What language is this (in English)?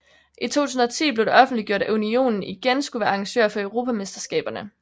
Danish